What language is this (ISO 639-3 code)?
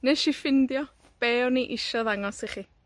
cym